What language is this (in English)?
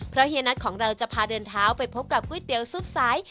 Thai